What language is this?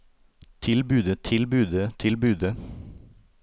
Norwegian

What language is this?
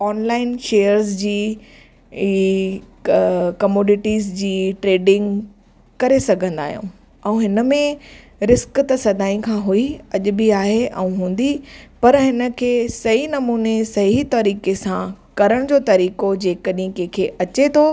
Sindhi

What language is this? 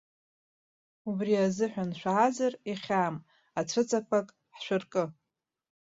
Abkhazian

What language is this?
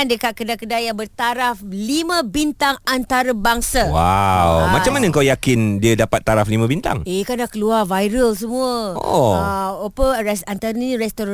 Malay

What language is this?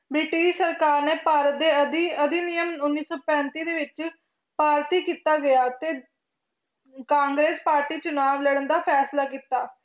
Punjabi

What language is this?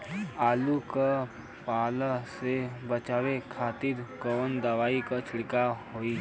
Bhojpuri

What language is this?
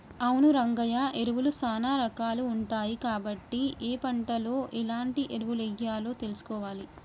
Telugu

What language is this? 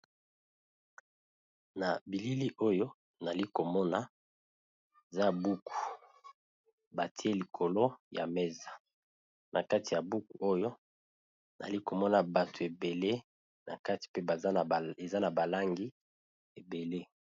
Lingala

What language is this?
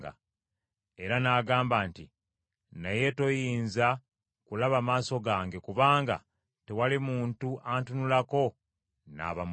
Ganda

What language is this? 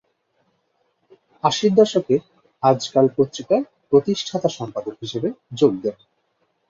Bangla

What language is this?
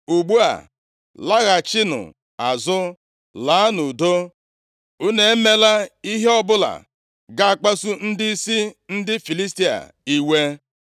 Igbo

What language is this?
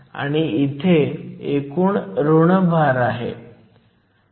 Marathi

